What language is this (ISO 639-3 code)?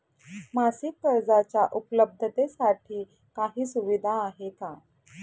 mar